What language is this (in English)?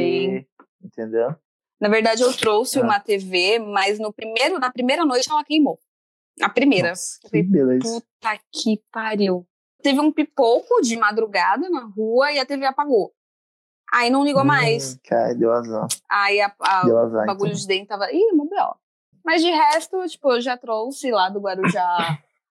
Portuguese